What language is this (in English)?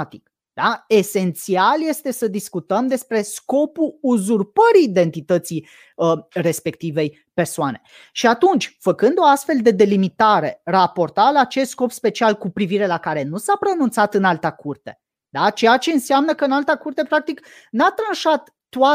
Romanian